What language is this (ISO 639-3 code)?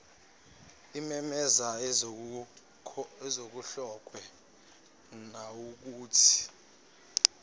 zul